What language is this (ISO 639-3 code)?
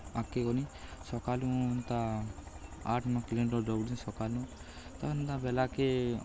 ori